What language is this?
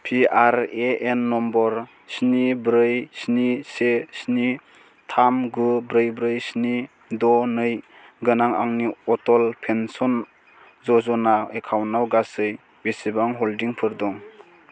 Bodo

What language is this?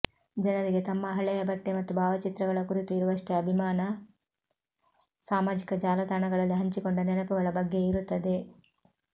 Kannada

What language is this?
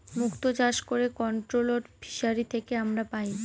Bangla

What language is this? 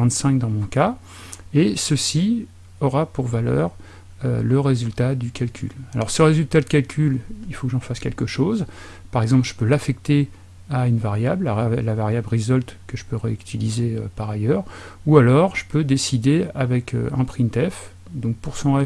French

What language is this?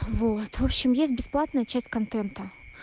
Russian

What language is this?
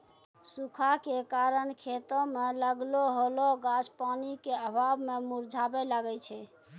Maithili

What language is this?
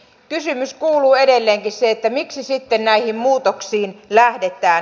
Finnish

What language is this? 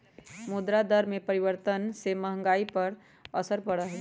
Magahi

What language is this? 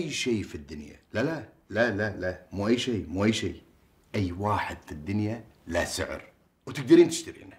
Arabic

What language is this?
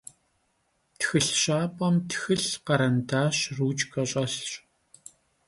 Kabardian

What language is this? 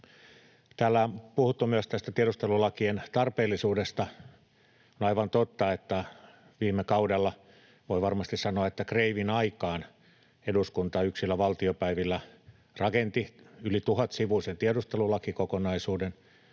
Finnish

